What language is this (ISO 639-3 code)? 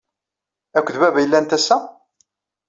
kab